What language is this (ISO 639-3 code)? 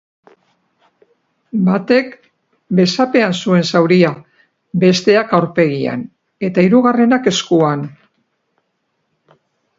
eus